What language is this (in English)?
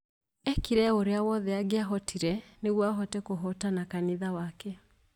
Kikuyu